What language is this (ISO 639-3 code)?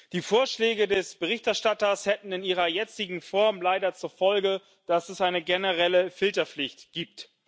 deu